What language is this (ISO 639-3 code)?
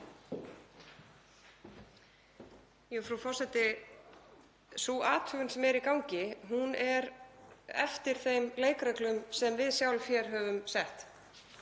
isl